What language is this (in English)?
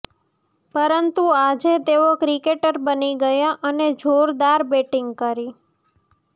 Gujarati